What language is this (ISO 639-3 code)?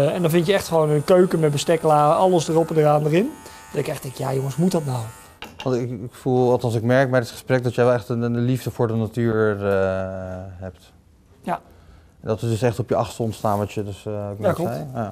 nld